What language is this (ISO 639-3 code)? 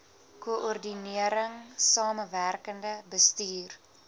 afr